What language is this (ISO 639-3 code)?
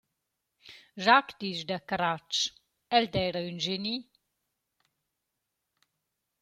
roh